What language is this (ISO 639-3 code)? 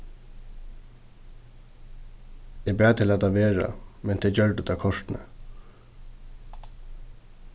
fao